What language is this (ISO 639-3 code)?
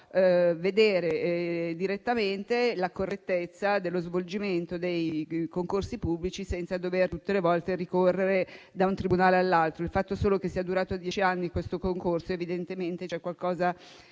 ita